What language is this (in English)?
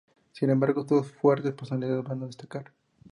Spanish